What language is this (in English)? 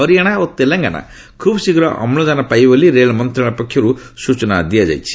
Odia